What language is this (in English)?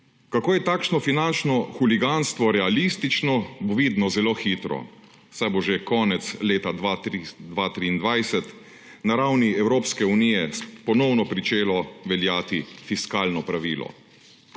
Slovenian